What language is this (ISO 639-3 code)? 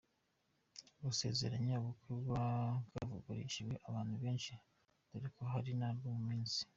kin